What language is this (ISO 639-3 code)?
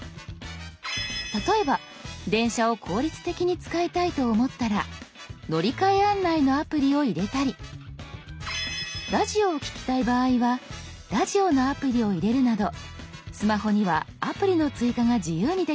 jpn